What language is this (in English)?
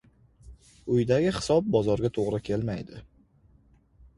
Uzbek